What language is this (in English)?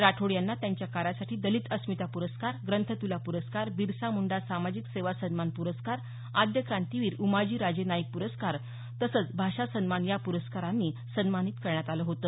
Marathi